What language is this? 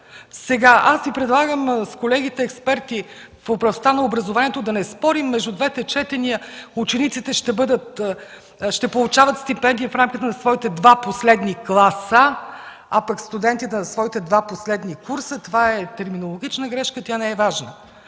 Bulgarian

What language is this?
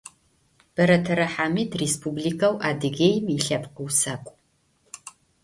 Adyghe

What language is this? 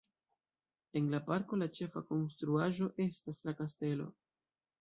Esperanto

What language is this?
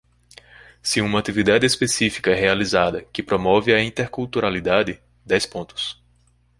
Portuguese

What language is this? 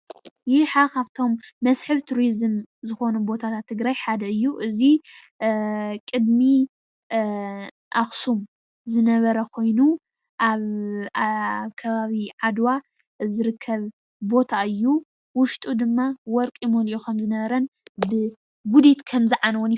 Tigrinya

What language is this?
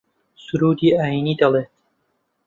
Central Kurdish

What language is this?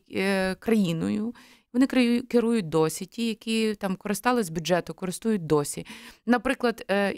Ukrainian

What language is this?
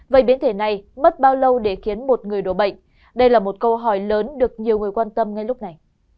Vietnamese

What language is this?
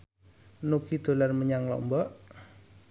Javanese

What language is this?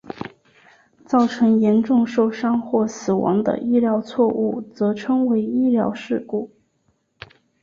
Chinese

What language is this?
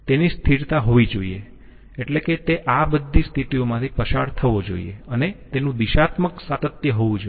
Gujarati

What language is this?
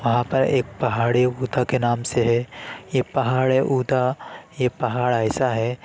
Urdu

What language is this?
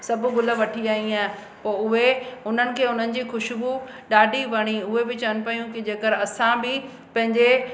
Sindhi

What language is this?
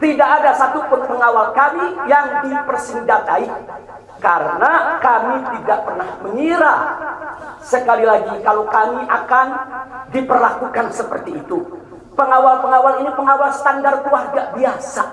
Indonesian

